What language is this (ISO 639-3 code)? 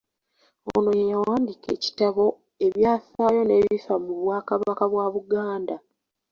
lug